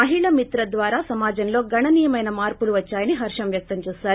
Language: Telugu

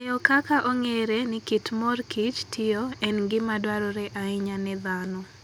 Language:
Luo (Kenya and Tanzania)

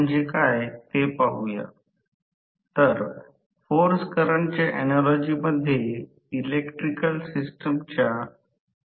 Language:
Marathi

